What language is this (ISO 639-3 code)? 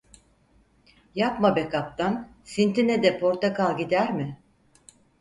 tur